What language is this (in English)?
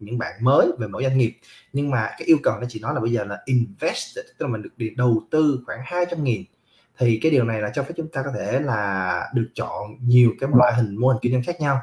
Vietnamese